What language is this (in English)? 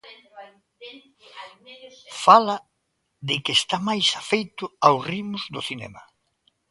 Galician